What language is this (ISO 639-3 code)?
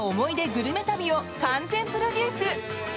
jpn